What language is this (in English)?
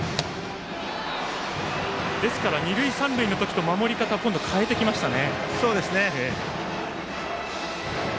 Japanese